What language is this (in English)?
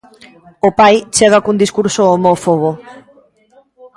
Galician